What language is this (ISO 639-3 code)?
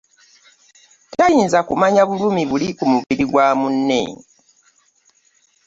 lug